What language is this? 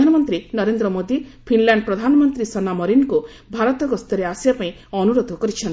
Odia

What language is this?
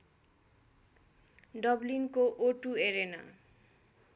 Nepali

